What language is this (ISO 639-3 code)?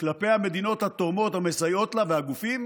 heb